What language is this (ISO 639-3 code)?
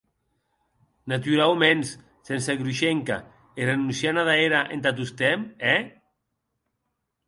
oci